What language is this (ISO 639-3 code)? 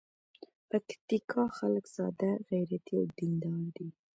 pus